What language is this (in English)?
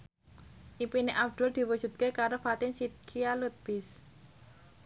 Javanese